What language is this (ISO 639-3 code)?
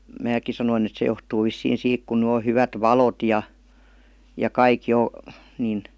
fin